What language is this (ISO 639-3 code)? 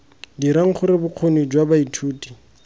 tsn